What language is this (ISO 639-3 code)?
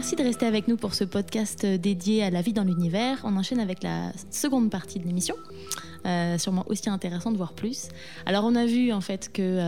fra